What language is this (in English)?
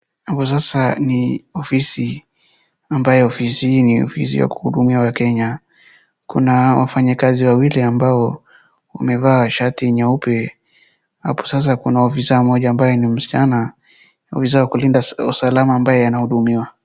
Swahili